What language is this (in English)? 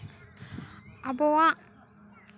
Santali